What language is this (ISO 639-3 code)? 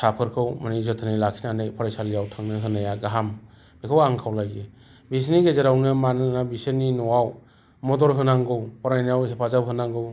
brx